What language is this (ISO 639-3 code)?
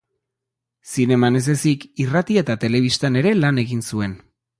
eus